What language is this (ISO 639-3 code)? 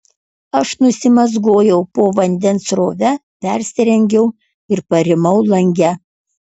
lit